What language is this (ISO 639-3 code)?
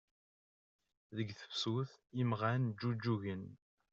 kab